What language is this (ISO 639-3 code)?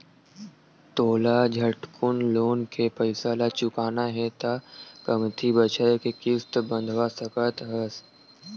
hne